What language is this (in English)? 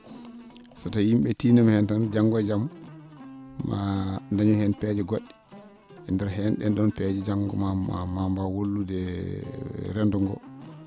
Fula